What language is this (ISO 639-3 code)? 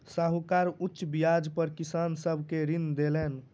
mai